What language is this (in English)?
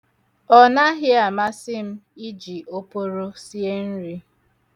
Igbo